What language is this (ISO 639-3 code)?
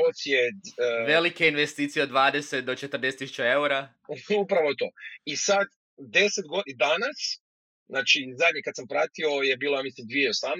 hrv